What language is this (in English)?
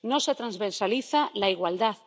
Spanish